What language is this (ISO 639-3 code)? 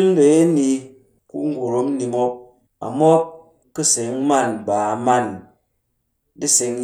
cky